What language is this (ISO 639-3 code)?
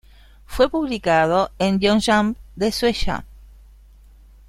spa